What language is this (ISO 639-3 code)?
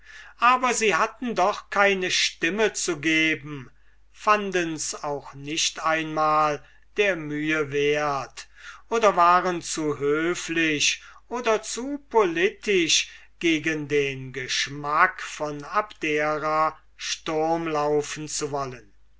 deu